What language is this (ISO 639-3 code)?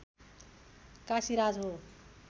nep